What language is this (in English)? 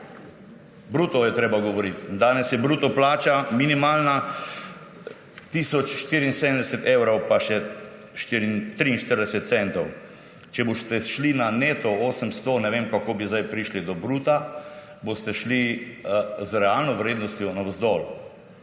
Slovenian